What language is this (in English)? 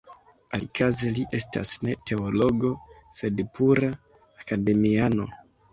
Esperanto